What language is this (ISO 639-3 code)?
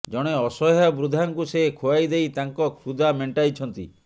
ori